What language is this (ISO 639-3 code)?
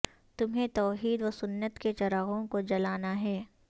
urd